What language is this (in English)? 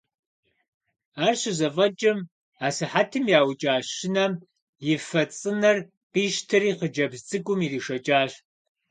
Kabardian